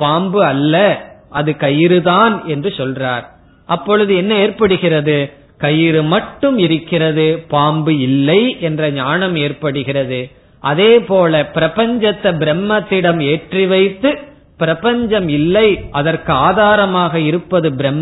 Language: Tamil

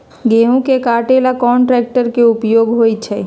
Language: Magahi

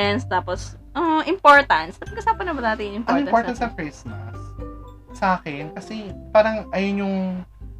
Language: Filipino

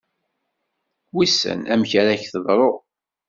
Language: Kabyle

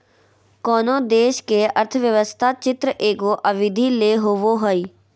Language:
Magahi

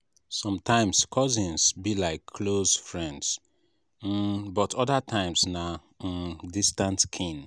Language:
Nigerian Pidgin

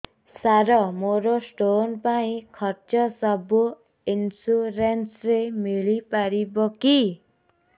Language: Odia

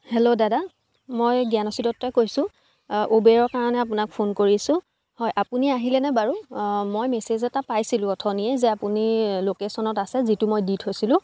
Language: Assamese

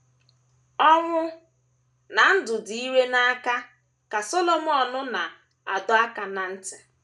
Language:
Igbo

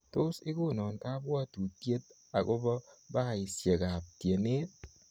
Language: Kalenjin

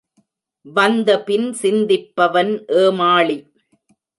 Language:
Tamil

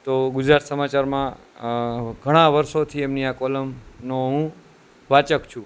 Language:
Gujarati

